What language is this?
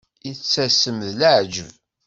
Kabyle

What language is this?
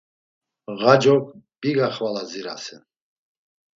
Laz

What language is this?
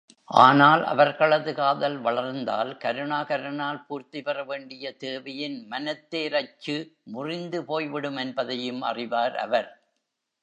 Tamil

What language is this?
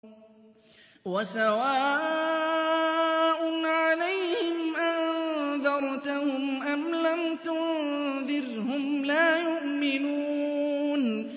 Arabic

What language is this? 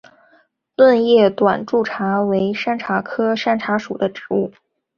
Chinese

